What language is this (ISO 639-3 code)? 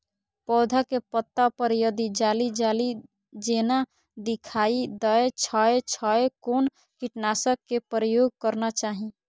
mai